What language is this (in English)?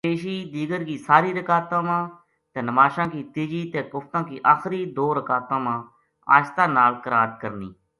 Gujari